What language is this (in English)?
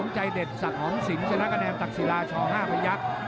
Thai